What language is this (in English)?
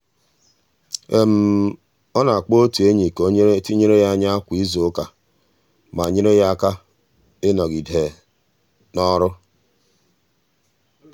Igbo